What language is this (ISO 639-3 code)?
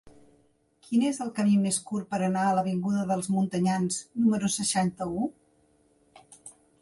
cat